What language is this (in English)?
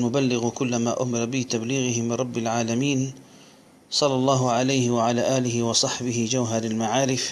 Arabic